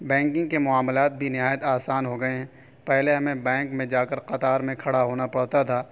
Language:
Urdu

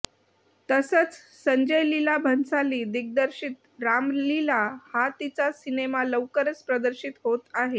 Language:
Marathi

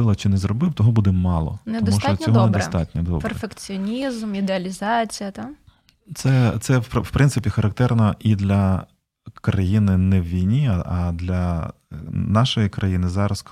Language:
Ukrainian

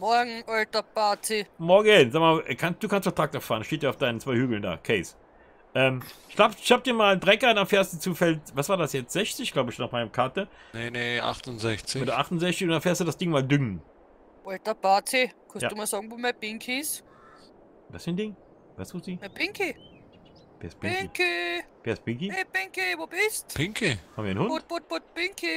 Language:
German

